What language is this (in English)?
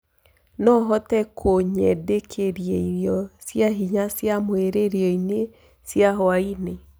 Kikuyu